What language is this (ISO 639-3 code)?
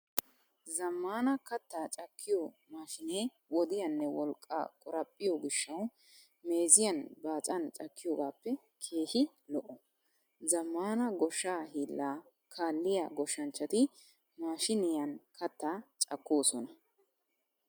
wal